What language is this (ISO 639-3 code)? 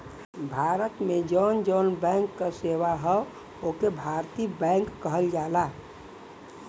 bho